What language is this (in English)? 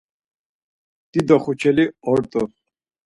Laz